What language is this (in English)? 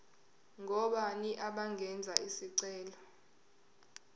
Zulu